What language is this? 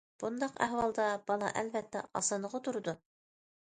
Uyghur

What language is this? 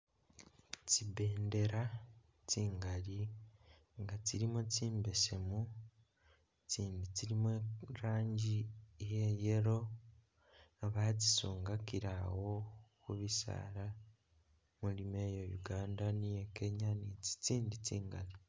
Masaaba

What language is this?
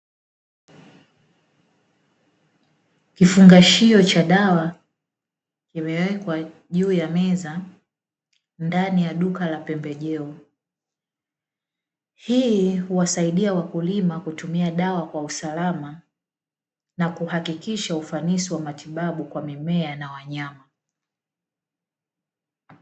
Swahili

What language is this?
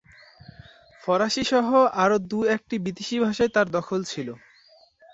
Bangla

